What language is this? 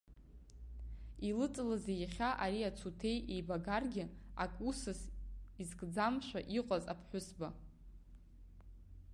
Abkhazian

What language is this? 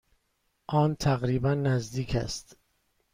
Persian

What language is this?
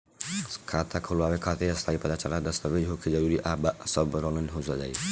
Bhojpuri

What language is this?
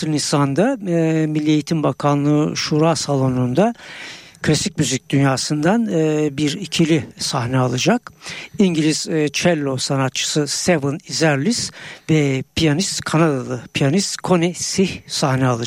Turkish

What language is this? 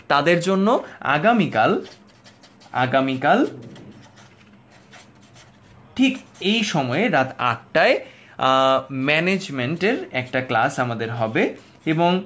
Bangla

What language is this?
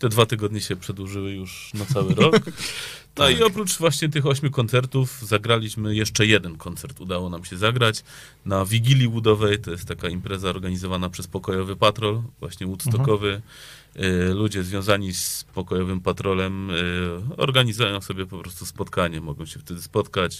Polish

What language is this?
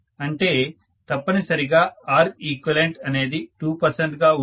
Telugu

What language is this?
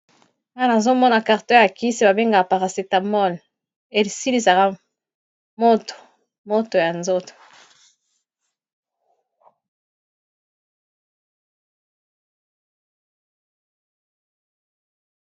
Lingala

